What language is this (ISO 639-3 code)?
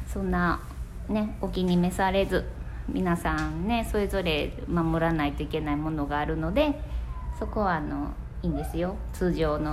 jpn